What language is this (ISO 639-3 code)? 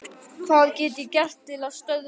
isl